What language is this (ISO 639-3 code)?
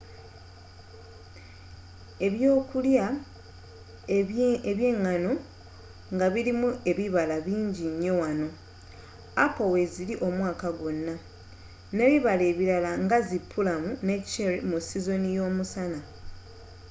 lug